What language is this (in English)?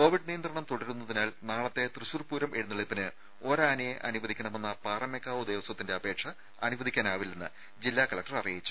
Malayalam